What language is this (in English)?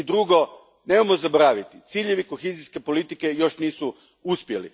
Croatian